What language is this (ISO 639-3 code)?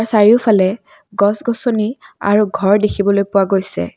asm